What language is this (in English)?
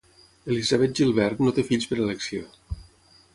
Catalan